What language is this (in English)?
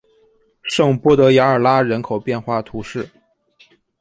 Chinese